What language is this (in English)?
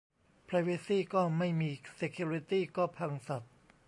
Thai